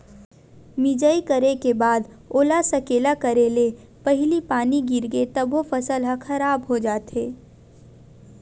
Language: Chhattisgarhi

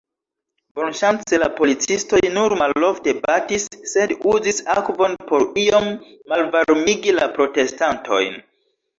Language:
Esperanto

